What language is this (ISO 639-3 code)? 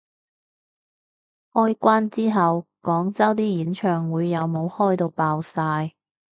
yue